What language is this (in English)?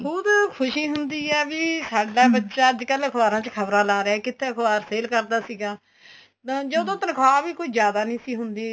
Punjabi